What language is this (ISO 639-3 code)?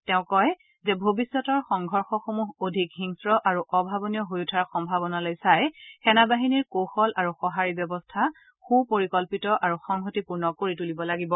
asm